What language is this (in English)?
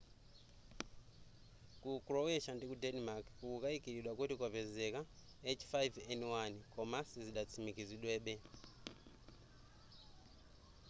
Nyanja